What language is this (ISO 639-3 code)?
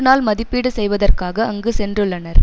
tam